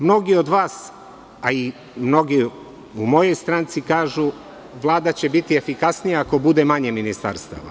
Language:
Serbian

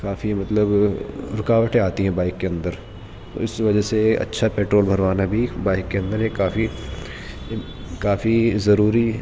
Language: Urdu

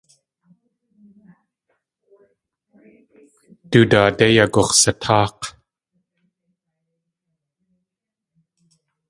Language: Tlingit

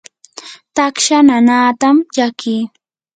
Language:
Yanahuanca Pasco Quechua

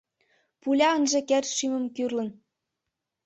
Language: Mari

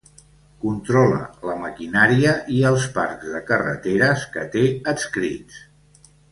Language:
Catalan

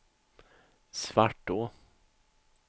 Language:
Swedish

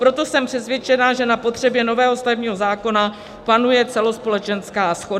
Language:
Czech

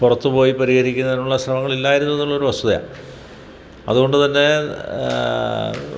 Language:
Malayalam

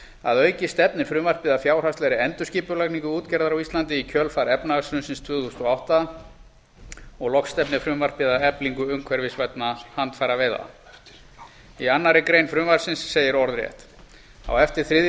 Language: Icelandic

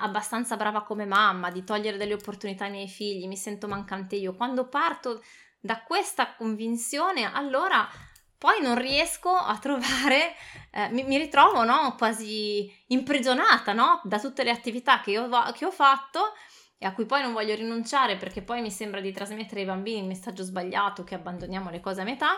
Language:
Italian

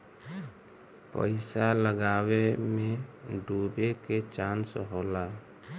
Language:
Bhojpuri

